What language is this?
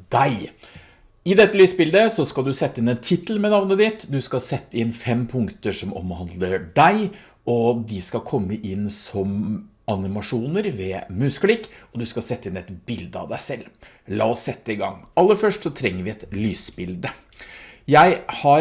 Norwegian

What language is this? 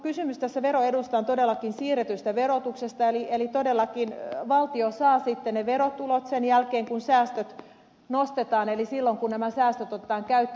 Finnish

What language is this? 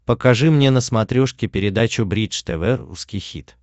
Russian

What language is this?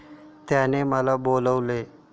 Marathi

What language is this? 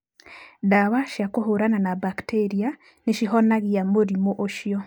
Kikuyu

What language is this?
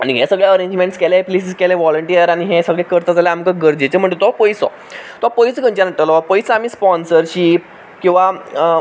Konkani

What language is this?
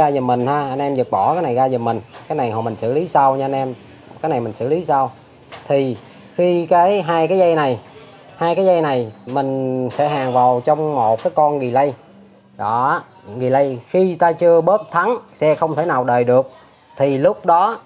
Vietnamese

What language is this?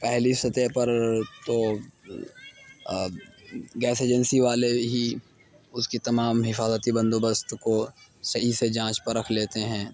Urdu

